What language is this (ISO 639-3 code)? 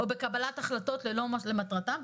heb